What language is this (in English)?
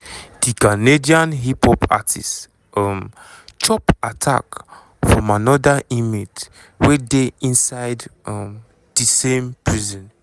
Nigerian Pidgin